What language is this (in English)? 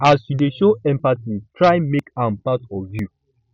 Nigerian Pidgin